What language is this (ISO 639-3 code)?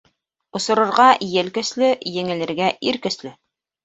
bak